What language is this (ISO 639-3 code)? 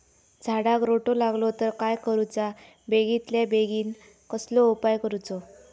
mar